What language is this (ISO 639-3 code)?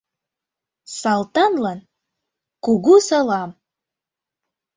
chm